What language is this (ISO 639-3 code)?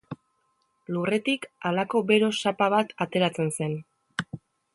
eus